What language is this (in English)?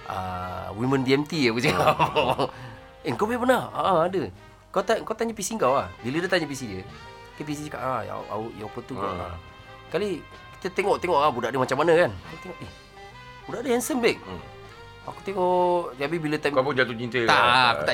Malay